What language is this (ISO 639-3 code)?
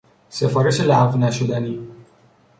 fas